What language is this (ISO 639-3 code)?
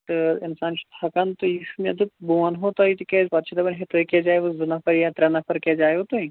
kas